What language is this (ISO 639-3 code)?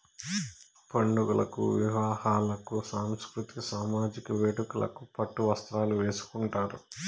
tel